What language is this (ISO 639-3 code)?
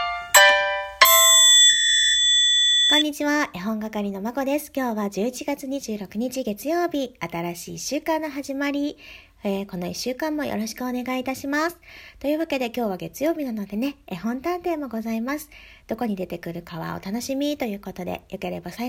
jpn